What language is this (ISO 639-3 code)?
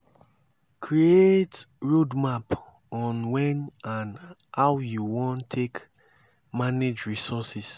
pcm